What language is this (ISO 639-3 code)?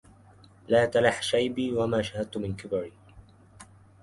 ara